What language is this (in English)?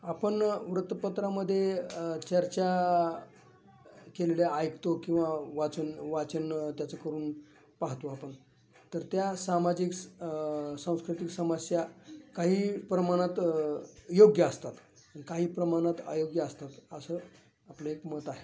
Marathi